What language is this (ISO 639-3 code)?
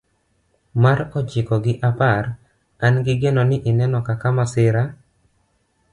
luo